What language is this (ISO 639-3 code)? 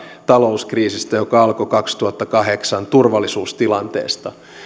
fin